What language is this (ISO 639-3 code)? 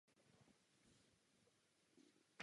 ces